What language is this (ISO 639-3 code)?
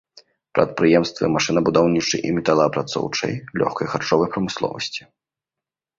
bel